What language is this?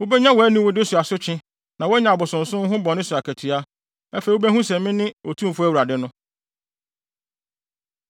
Akan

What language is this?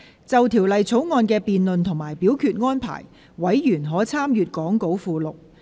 Cantonese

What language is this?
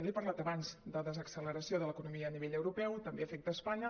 Catalan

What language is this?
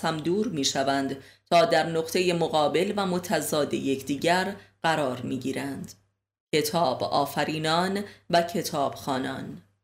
Persian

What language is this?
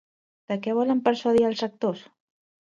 Catalan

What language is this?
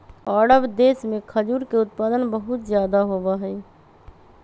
Magahi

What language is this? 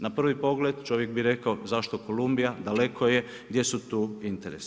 Croatian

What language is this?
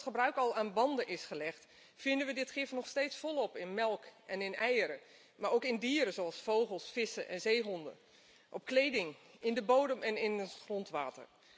Dutch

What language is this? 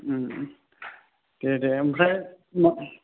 Bodo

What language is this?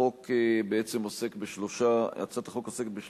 Hebrew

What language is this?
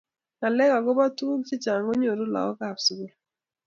Kalenjin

